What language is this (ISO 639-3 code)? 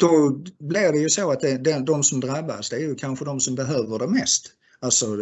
swe